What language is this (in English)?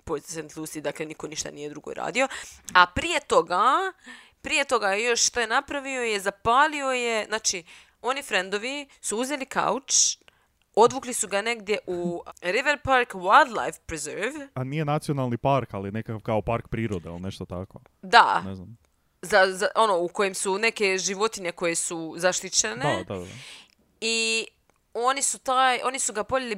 Croatian